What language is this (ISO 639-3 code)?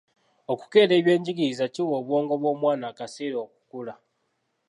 lug